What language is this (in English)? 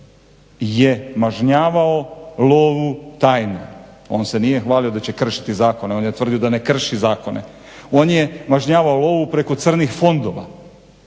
Croatian